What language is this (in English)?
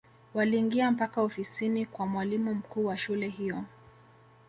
Swahili